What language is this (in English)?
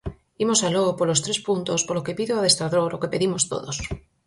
Galician